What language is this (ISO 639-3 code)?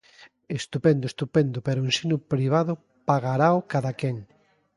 glg